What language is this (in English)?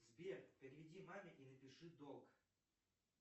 Russian